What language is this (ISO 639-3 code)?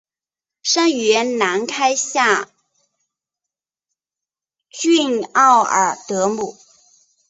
zho